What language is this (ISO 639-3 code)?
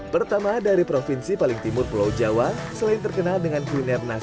ind